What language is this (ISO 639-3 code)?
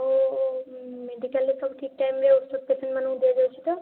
ori